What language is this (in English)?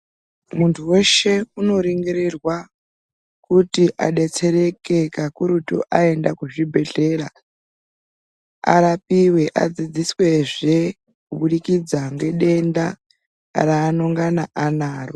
Ndau